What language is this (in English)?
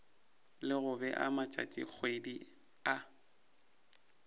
Northern Sotho